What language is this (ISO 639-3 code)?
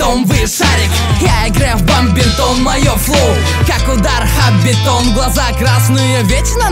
rus